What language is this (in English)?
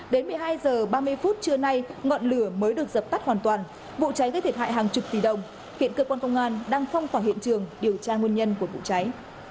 Vietnamese